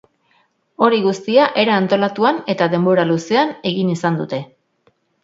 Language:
Basque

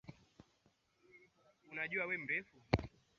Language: Swahili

